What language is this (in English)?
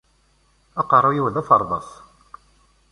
Kabyle